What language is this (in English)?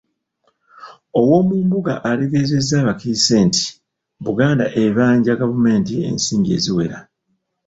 Ganda